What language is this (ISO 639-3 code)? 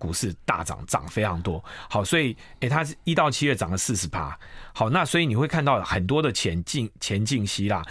zho